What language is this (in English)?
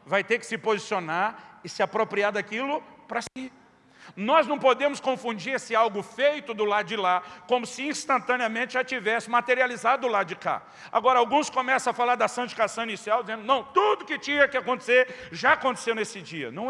Portuguese